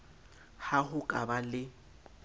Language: Southern Sotho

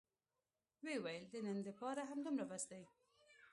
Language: Pashto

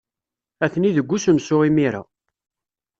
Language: Kabyle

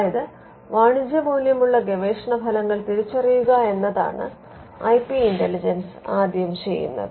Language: Malayalam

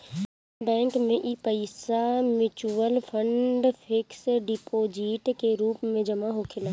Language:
Bhojpuri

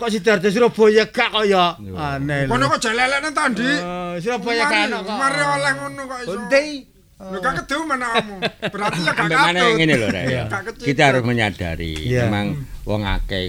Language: Indonesian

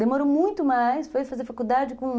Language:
Portuguese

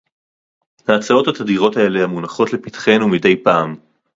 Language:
Hebrew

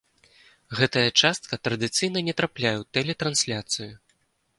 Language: Belarusian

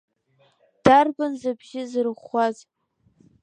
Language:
Abkhazian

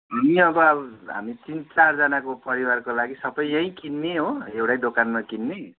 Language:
Nepali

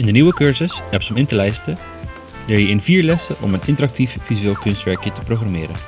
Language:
Dutch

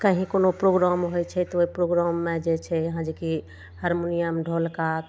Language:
Maithili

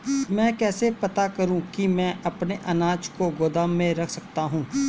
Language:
Hindi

